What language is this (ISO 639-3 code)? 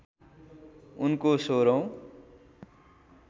nep